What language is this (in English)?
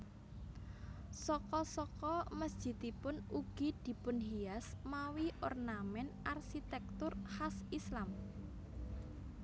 Javanese